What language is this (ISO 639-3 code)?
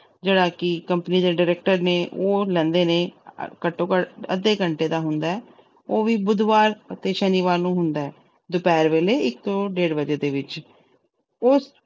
pan